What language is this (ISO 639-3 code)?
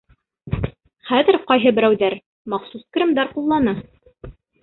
bak